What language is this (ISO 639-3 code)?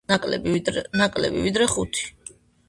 kat